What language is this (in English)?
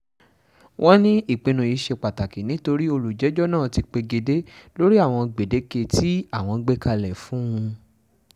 Yoruba